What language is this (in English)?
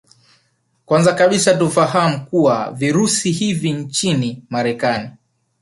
Swahili